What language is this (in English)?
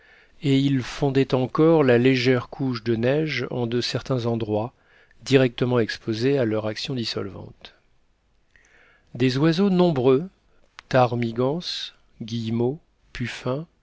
French